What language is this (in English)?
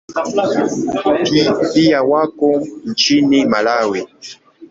Swahili